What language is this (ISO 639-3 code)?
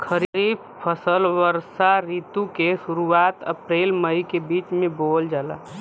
bho